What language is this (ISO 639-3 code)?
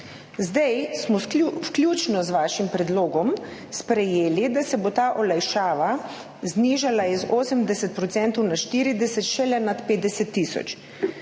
slv